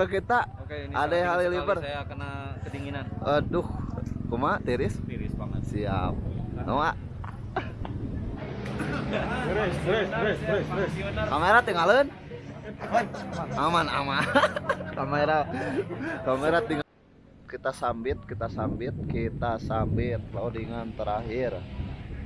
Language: Indonesian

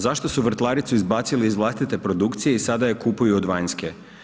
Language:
Croatian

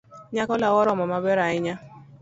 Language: Luo (Kenya and Tanzania)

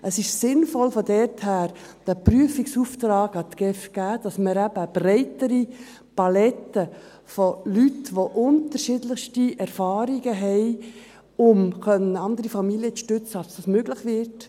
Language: Swiss German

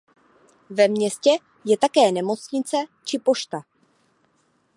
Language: Czech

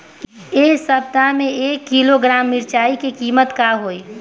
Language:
Bhojpuri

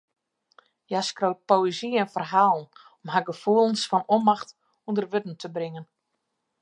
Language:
Western Frisian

